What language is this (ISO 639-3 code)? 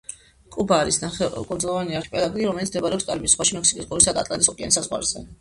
kat